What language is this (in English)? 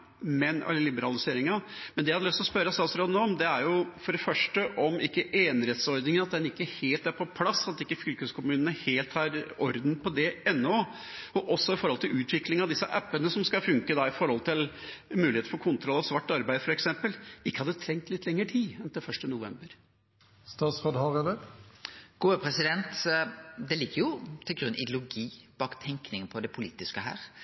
Norwegian